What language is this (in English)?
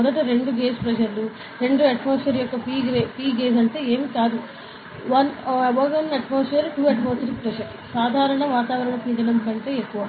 Telugu